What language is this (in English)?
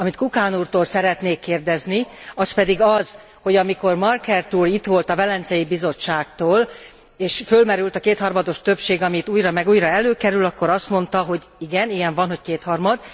Hungarian